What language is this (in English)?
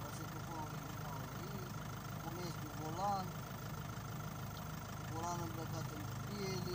Romanian